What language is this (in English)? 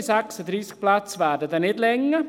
Swiss German